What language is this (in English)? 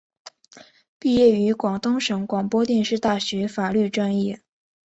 Chinese